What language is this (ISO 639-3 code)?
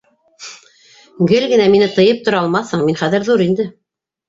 bak